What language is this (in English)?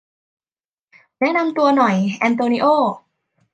Thai